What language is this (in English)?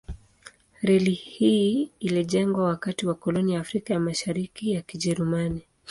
Swahili